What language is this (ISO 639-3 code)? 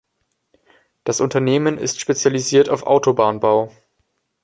deu